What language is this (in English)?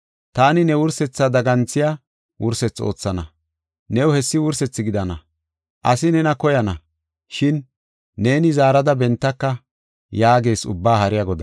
Gofa